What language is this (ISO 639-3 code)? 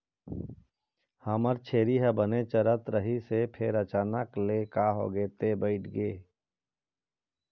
hne